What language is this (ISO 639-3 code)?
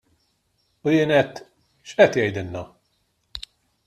mlt